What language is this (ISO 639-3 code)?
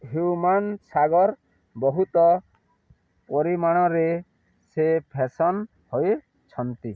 ori